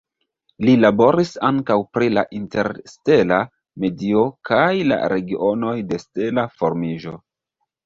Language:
Esperanto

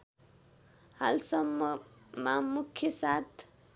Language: Nepali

